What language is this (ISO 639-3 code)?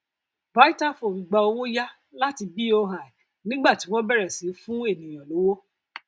yor